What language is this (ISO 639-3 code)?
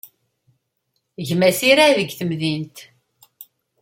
kab